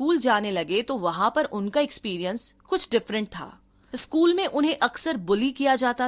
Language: Hindi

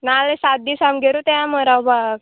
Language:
Konkani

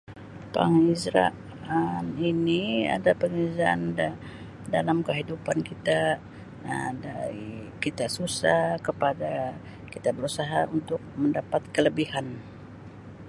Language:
Sabah Malay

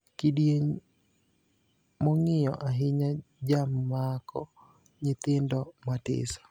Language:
Luo (Kenya and Tanzania)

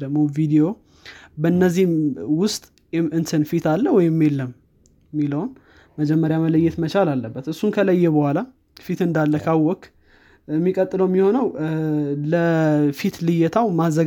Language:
Amharic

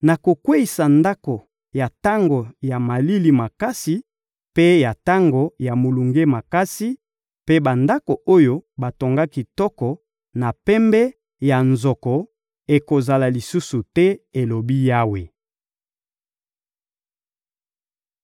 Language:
Lingala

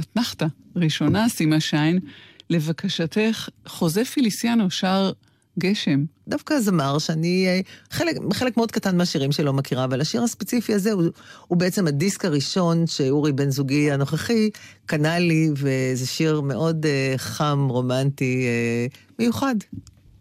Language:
Hebrew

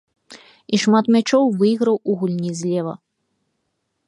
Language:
Belarusian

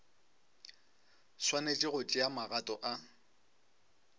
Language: Northern Sotho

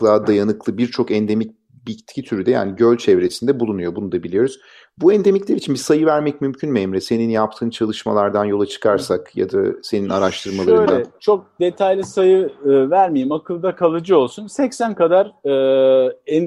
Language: Turkish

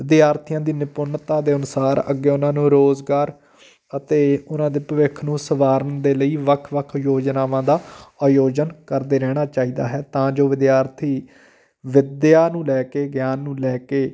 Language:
Punjabi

